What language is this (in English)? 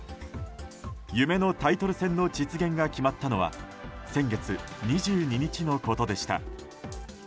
Japanese